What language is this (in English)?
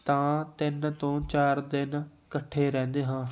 Punjabi